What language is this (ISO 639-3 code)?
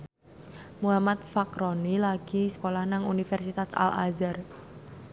jav